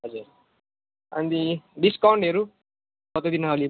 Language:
Nepali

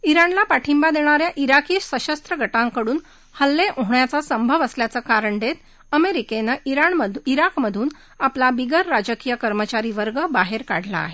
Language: Marathi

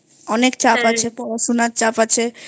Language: Bangla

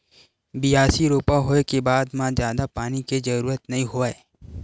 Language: Chhattisgarhi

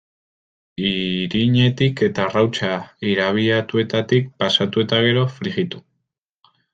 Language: Basque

